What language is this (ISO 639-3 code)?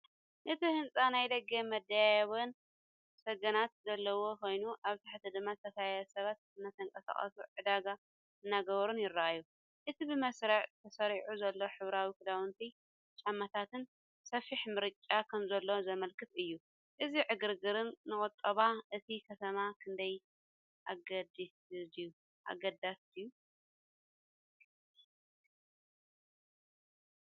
tir